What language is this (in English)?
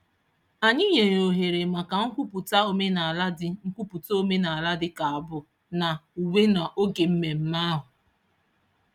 Igbo